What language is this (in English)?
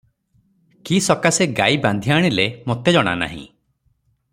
Odia